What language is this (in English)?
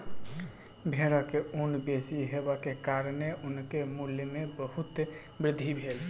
Maithili